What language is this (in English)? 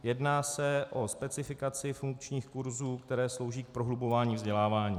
Czech